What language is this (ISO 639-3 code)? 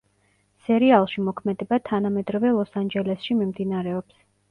kat